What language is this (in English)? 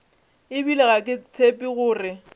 Northern Sotho